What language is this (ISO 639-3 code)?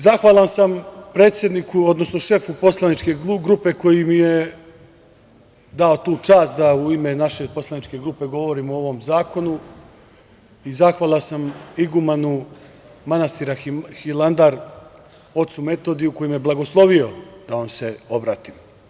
srp